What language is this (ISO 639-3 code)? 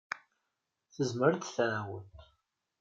kab